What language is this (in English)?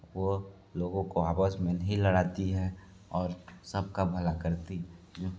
Hindi